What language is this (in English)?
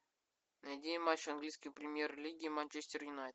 Russian